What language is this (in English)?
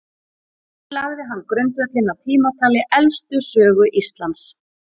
Icelandic